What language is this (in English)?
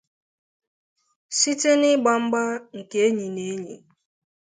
Igbo